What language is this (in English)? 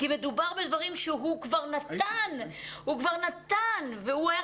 Hebrew